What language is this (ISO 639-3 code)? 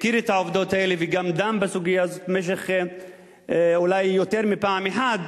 heb